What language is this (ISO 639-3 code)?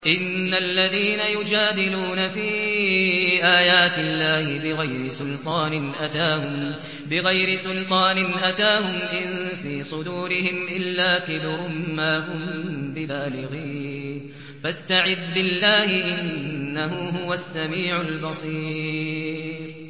ara